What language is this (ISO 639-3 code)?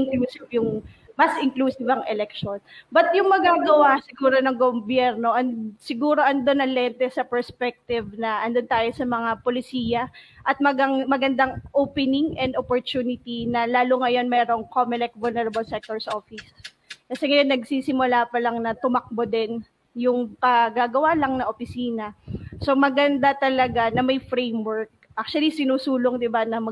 fil